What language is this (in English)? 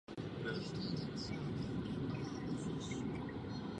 Czech